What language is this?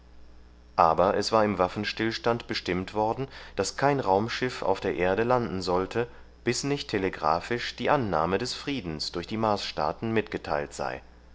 German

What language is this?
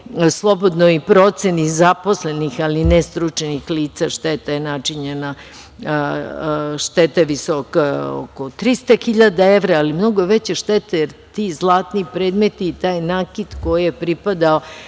Serbian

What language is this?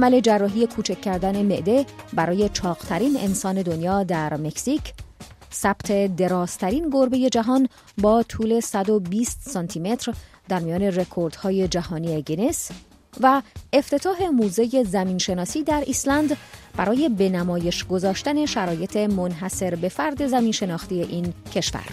Persian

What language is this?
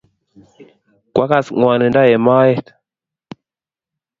Kalenjin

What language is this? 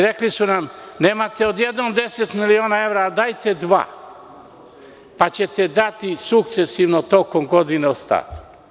Serbian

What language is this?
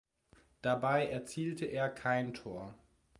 German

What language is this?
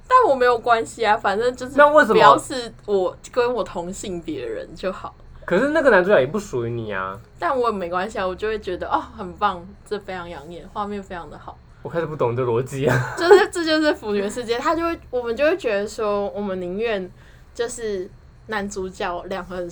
Chinese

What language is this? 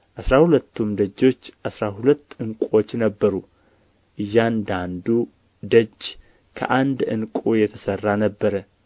Amharic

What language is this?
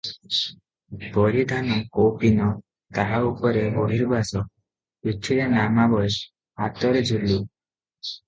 Odia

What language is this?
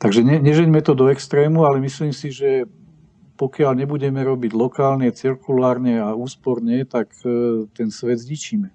Czech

